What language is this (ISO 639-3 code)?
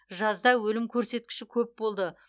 kaz